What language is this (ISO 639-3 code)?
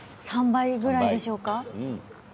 jpn